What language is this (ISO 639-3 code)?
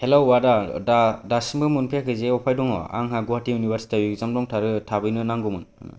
brx